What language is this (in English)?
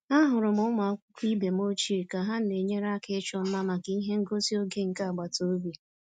Igbo